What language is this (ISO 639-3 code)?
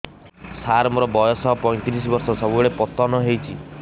ori